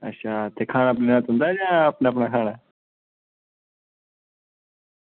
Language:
Dogri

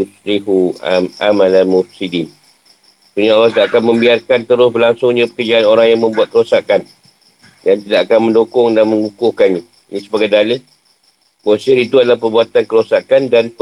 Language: Malay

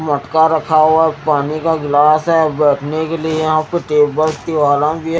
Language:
Hindi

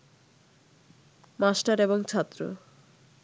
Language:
Bangla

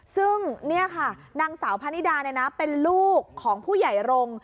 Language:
Thai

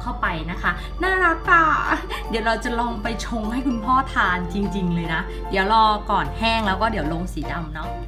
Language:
Thai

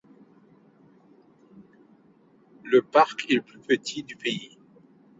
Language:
French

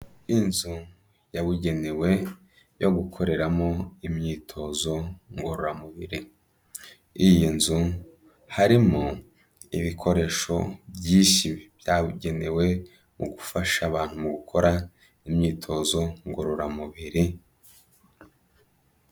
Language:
Kinyarwanda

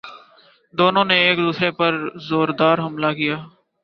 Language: Urdu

